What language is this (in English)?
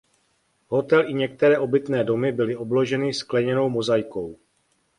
Czech